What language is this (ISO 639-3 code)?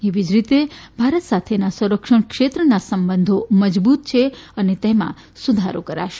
guj